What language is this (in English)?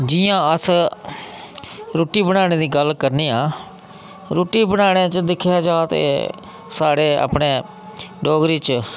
Dogri